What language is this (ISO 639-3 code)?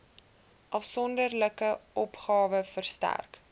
afr